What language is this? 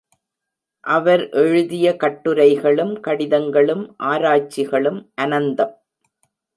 Tamil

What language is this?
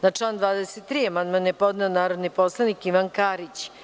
Serbian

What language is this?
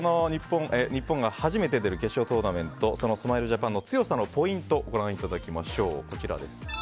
Japanese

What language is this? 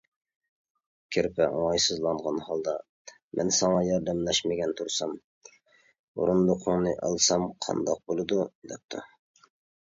Uyghur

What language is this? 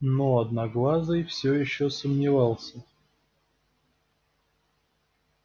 Russian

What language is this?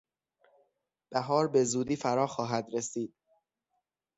Persian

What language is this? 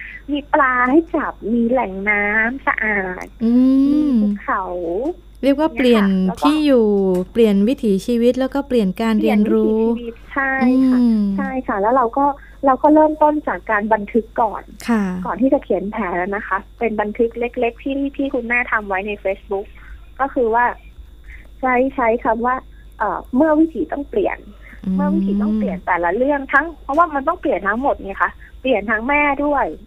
Thai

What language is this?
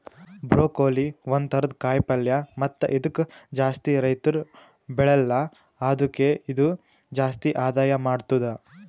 Kannada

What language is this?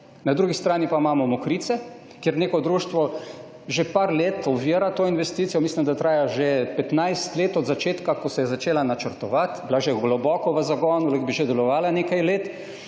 Slovenian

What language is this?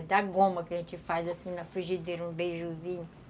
Portuguese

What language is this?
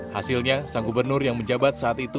Indonesian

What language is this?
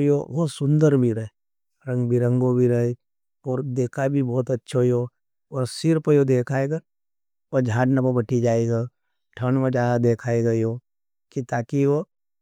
Nimadi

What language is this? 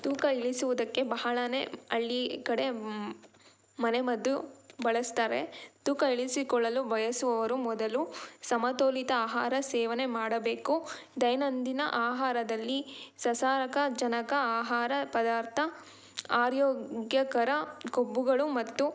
Kannada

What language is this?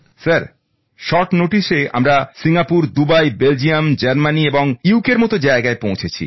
Bangla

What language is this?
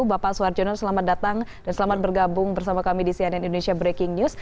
Indonesian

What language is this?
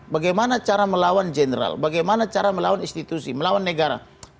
Indonesian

